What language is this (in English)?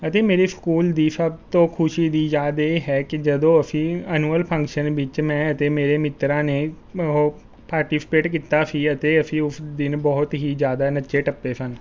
Punjabi